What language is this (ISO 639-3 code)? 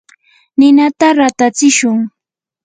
qur